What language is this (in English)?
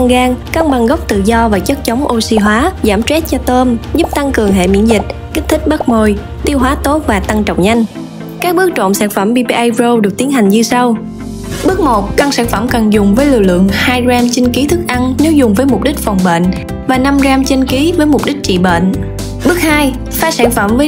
Vietnamese